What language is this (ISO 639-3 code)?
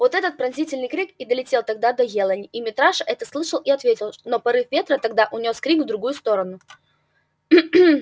rus